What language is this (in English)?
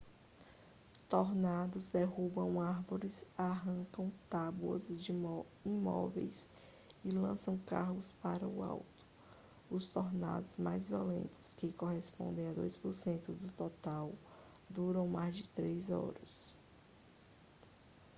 Portuguese